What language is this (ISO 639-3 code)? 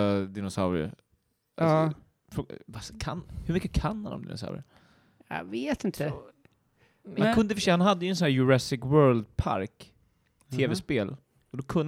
swe